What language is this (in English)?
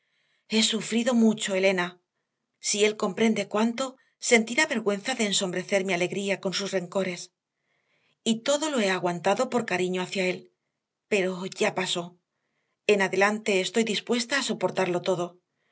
Spanish